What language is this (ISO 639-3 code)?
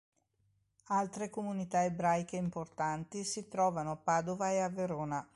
ita